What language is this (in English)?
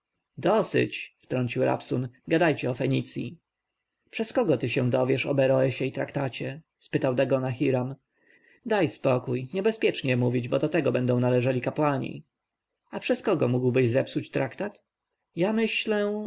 Polish